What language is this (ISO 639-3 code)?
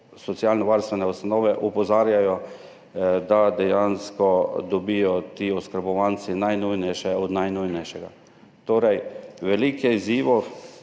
slv